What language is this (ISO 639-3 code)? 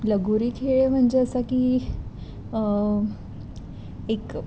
mar